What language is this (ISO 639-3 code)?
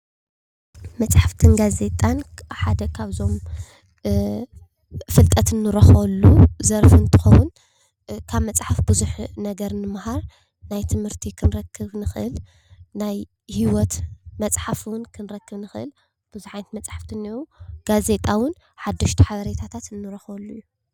tir